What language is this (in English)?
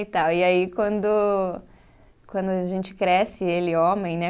Portuguese